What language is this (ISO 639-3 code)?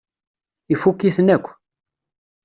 kab